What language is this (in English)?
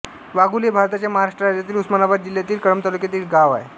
Marathi